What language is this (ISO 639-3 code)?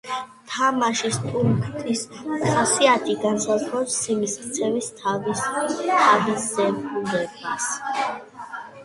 kat